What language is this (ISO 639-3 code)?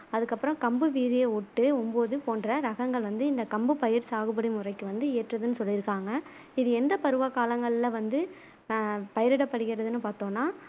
tam